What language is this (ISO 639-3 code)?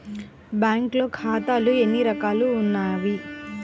tel